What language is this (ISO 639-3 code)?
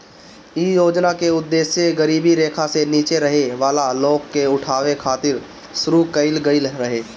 bho